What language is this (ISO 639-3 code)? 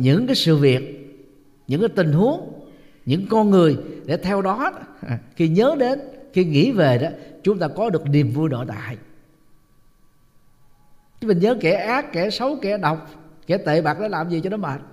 vie